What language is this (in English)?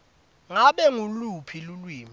Swati